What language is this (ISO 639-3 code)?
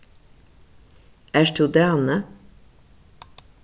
fao